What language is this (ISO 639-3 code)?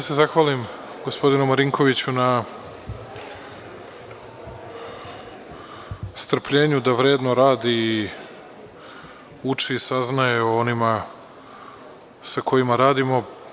srp